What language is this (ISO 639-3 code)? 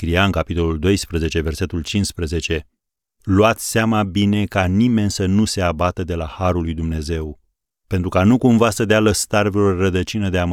ron